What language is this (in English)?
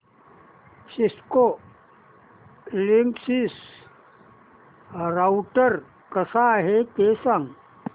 Marathi